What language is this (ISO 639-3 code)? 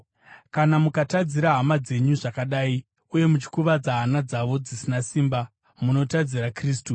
sna